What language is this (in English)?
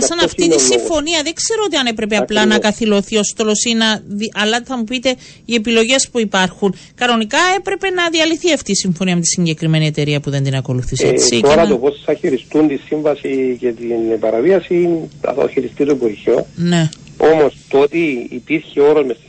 Greek